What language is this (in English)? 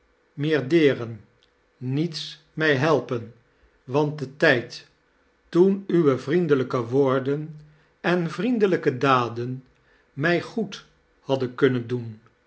Dutch